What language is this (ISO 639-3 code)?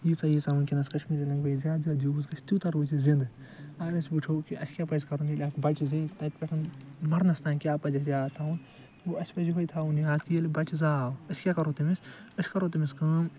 kas